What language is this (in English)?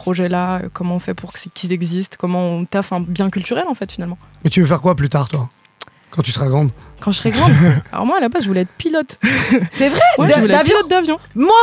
French